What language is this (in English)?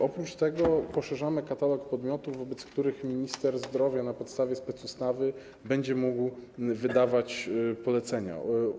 Polish